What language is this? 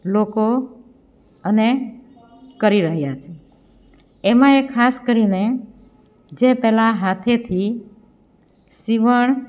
Gujarati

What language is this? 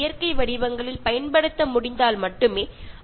Malayalam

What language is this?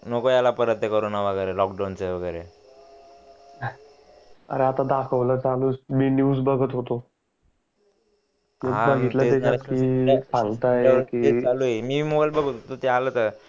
Marathi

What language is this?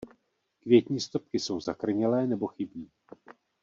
Czech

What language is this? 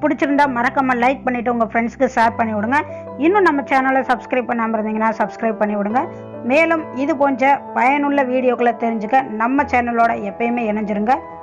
Tamil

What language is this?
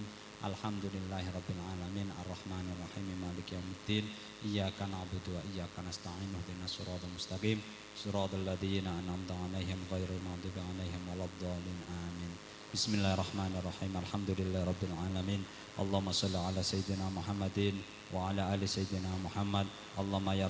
Indonesian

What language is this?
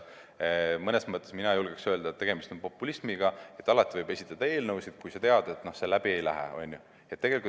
Estonian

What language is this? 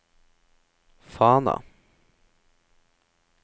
Norwegian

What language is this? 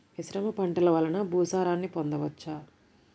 Telugu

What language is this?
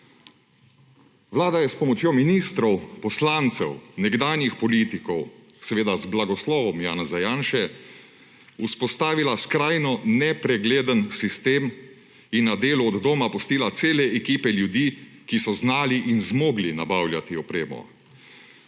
Slovenian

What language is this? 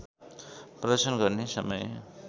Nepali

